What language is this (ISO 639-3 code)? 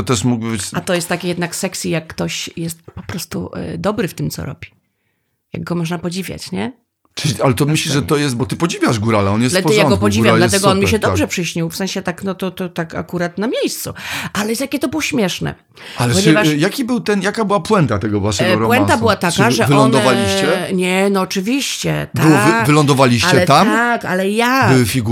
pol